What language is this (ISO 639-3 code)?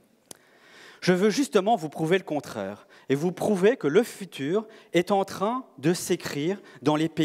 fra